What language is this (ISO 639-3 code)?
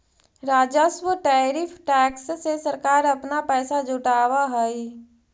mag